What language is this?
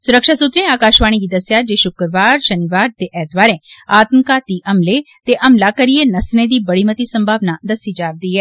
Dogri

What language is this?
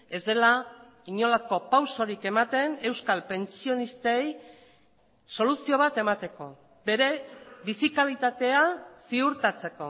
Basque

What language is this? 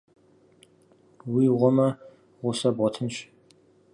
Kabardian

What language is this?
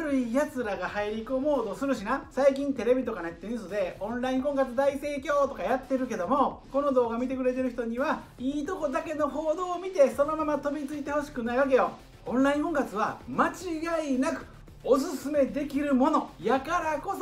Japanese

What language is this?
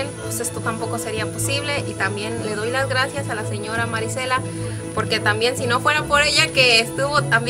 Spanish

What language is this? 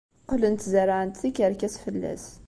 Kabyle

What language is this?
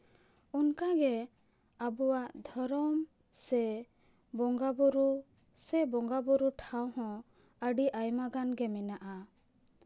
Santali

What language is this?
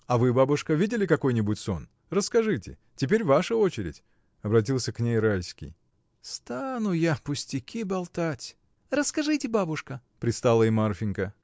Russian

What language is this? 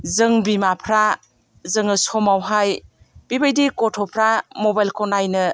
Bodo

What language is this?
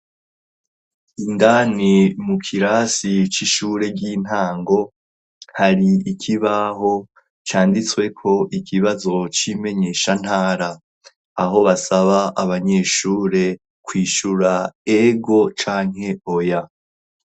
Rundi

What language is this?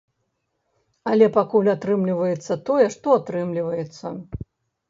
Belarusian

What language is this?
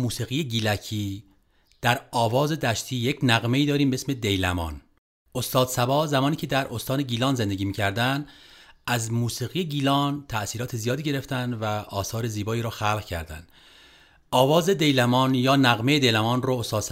Persian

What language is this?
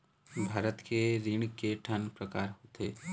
Chhattisgarhi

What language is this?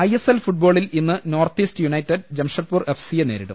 Malayalam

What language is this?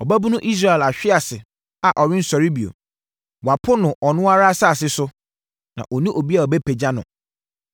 Akan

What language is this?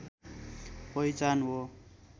Nepali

